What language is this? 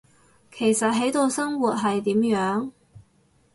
Cantonese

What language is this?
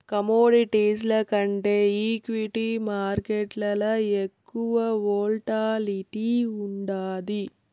Telugu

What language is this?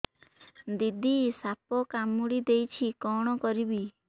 Odia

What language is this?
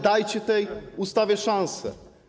Polish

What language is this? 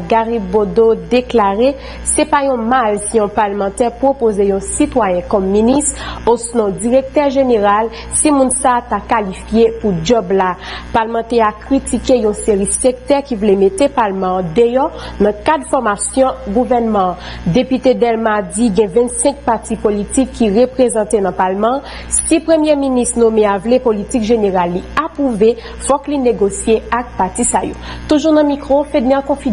French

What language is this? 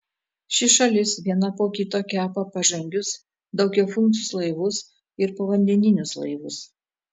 Lithuanian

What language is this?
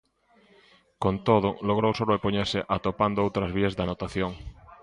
Galician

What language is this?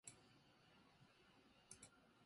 Japanese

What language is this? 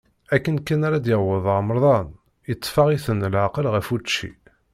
Kabyle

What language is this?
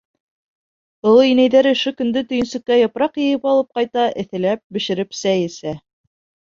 Bashkir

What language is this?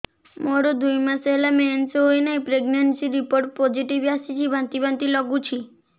Odia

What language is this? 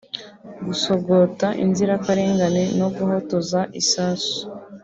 Kinyarwanda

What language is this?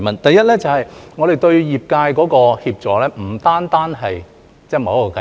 Cantonese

